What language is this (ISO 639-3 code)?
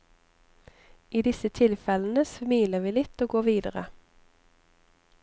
nor